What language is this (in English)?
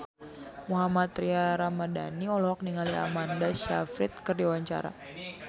Sundanese